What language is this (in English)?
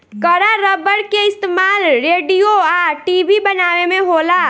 Bhojpuri